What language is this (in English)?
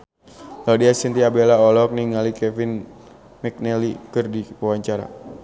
Sundanese